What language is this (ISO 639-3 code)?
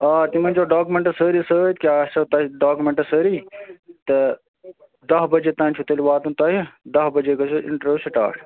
kas